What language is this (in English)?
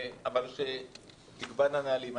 Hebrew